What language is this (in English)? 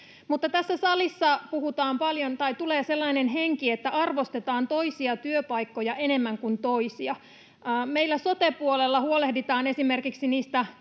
Finnish